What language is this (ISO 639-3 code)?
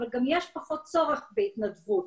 heb